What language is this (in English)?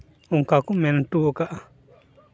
Santali